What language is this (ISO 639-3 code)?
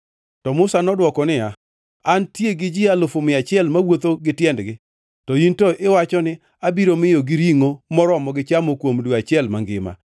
luo